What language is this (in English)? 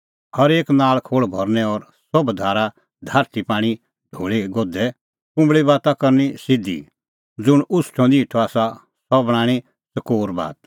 Kullu Pahari